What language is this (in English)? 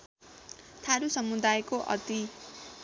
Nepali